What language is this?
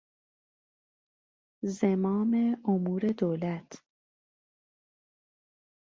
Persian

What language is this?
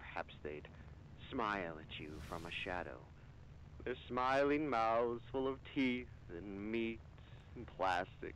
French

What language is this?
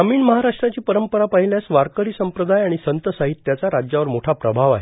Marathi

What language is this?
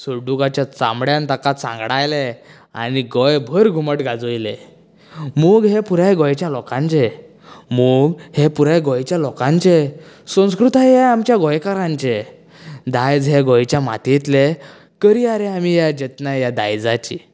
Konkani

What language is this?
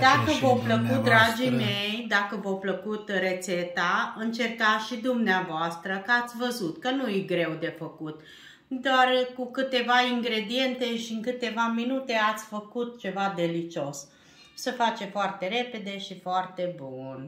Romanian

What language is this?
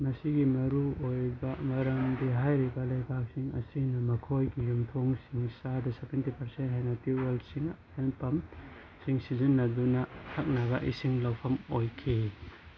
Manipuri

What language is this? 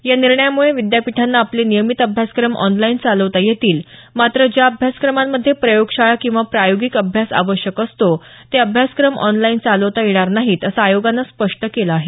Marathi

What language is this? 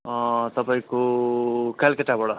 Nepali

